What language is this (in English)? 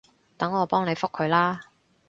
Cantonese